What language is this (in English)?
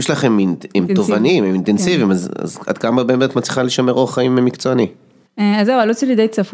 Hebrew